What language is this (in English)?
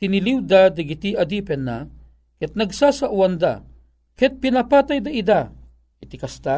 Filipino